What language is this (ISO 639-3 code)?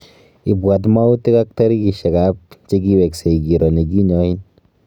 kln